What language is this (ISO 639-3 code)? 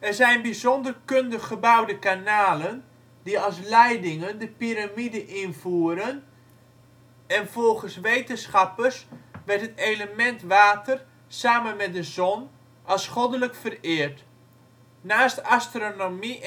nld